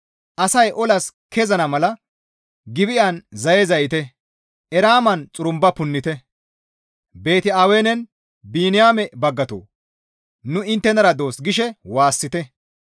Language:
Gamo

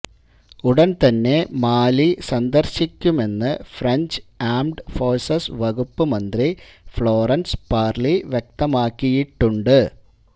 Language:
Malayalam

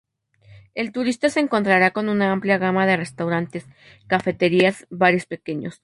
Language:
Spanish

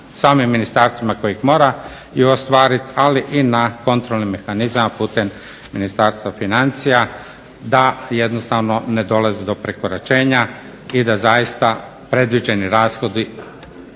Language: Croatian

